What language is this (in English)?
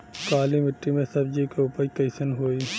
Bhojpuri